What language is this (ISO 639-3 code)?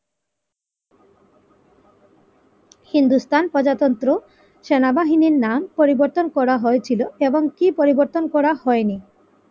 ben